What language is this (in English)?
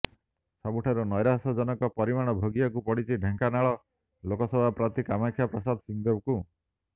Odia